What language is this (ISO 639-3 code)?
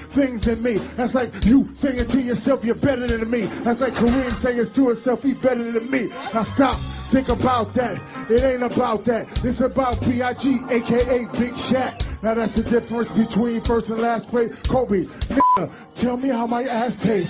heb